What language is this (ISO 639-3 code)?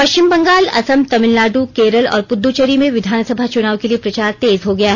hin